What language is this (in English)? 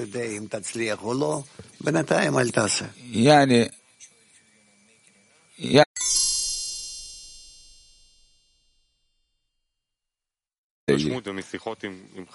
Turkish